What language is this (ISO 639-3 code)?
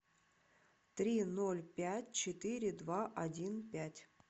rus